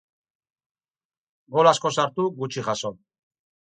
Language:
Basque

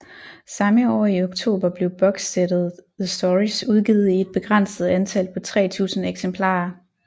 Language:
Danish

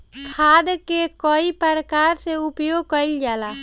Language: Bhojpuri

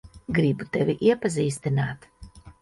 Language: Latvian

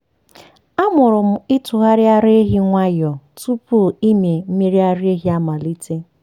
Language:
Igbo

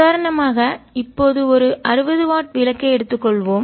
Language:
Tamil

